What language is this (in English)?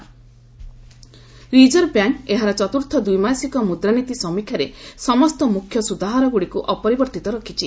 Odia